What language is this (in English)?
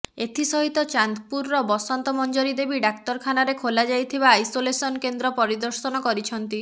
Odia